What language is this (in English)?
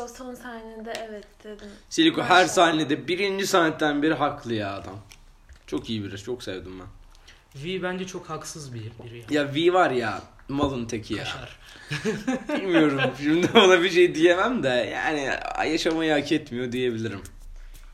Turkish